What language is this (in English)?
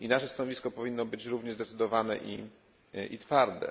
Polish